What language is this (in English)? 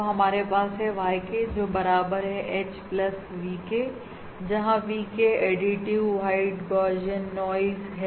Hindi